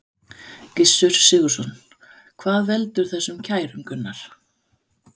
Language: Icelandic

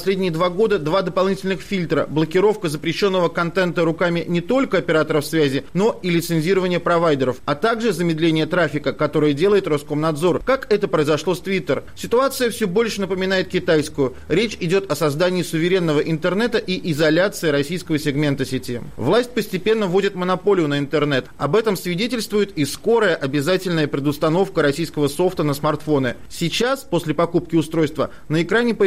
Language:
Russian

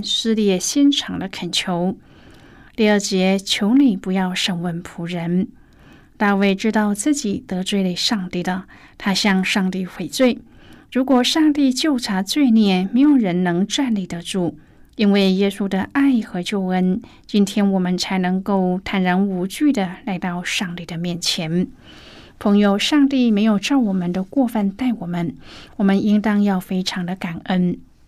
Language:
Chinese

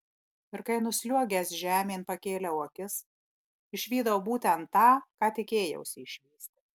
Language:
Lithuanian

